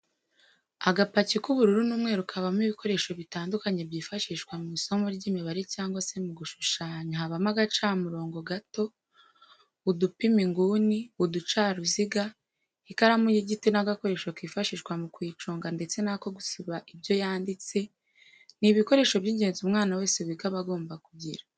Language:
Kinyarwanda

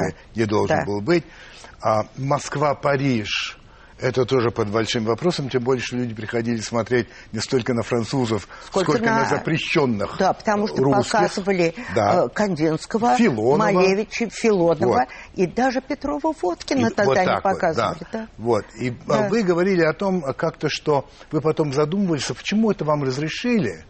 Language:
Russian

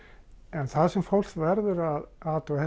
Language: Icelandic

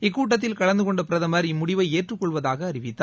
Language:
Tamil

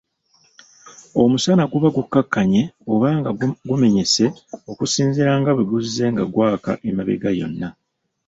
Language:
Ganda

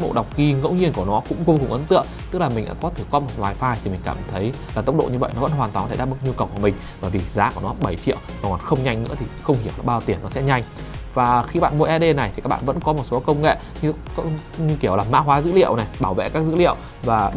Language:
Vietnamese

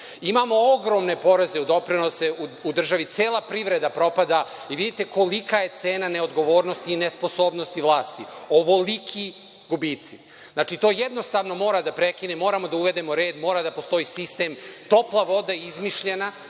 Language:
Serbian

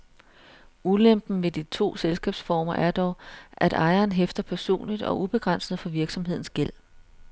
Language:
Danish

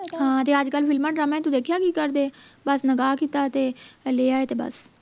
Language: Punjabi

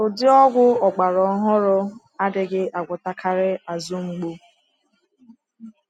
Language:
Igbo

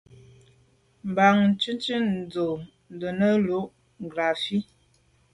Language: Medumba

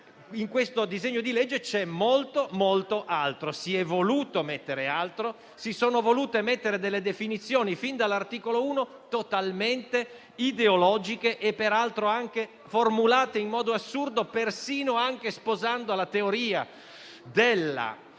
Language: Italian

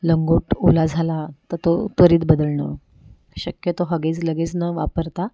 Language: Marathi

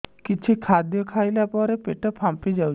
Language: Odia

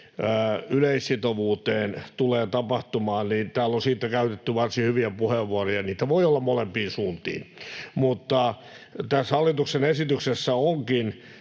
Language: Finnish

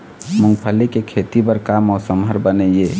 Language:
Chhattisgarhi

